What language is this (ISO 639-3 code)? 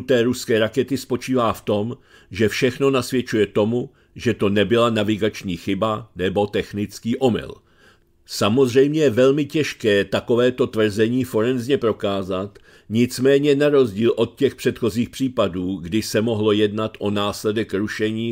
ces